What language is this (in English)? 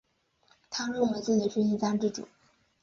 Chinese